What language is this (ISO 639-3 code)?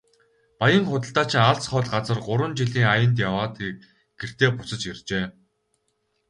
mon